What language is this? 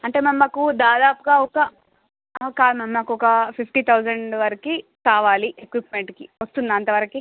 Telugu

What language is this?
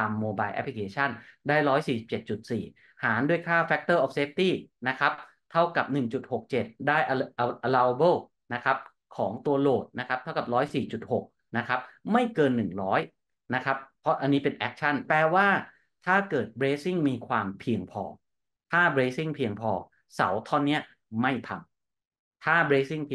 Thai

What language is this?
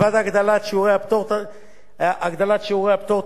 Hebrew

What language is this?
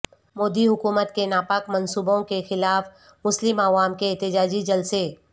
Urdu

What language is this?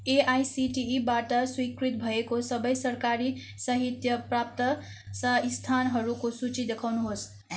Nepali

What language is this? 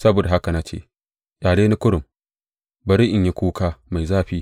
Hausa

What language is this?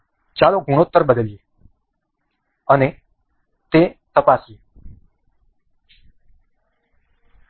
Gujarati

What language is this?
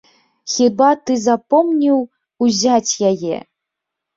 Belarusian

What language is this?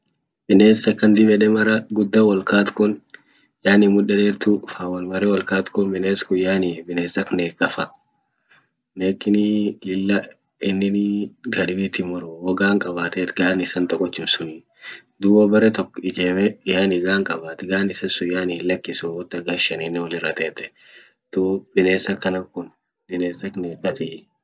Orma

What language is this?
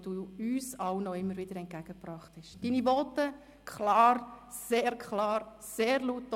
Swiss German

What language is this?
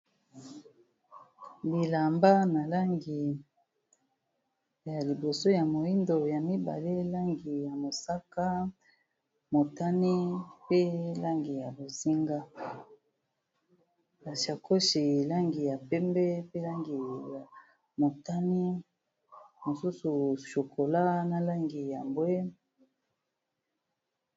Lingala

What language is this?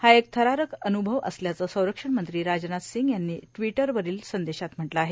Marathi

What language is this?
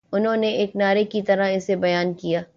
Urdu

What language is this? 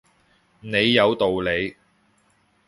Cantonese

